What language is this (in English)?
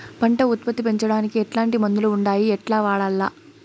Telugu